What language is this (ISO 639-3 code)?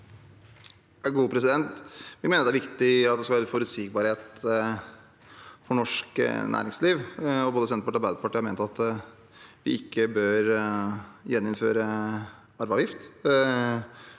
nor